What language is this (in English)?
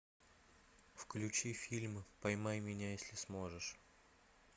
Russian